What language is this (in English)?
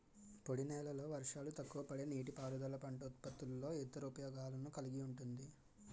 Telugu